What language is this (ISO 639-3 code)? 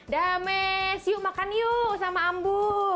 ind